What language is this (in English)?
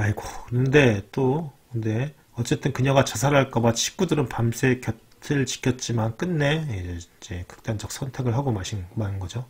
Korean